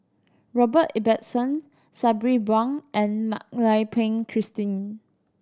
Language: English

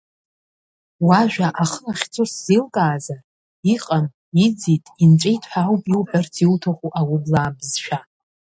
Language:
Abkhazian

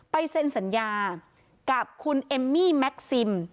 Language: Thai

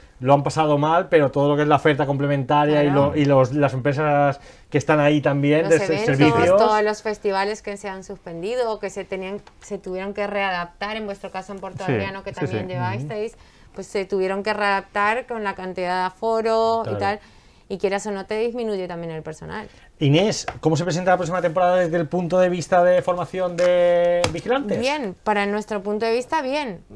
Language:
Spanish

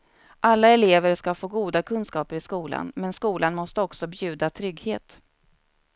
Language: Swedish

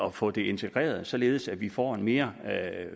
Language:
Danish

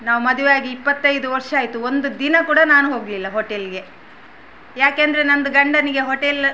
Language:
Kannada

